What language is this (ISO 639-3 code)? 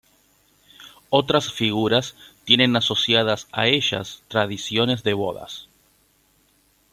spa